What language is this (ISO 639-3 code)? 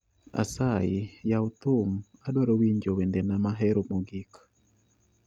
luo